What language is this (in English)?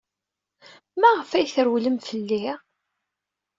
Kabyle